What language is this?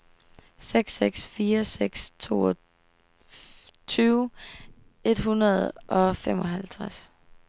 Danish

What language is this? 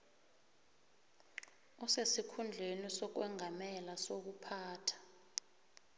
South Ndebele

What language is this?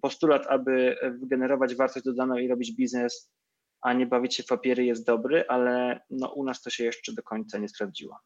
Polish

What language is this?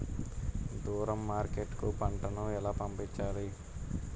Telugu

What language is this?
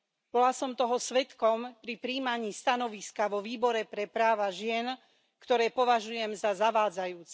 Slovak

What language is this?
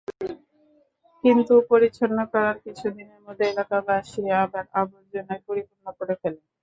Bangla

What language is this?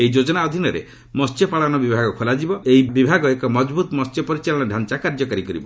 Odia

